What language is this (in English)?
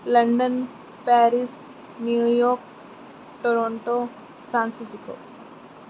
Punjabi